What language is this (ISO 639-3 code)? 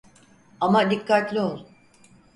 tur